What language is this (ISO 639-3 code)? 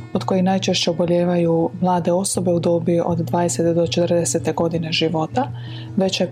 hrv